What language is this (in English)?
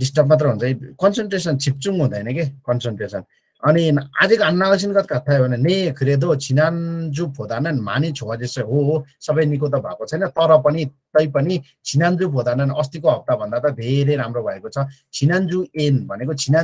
Korean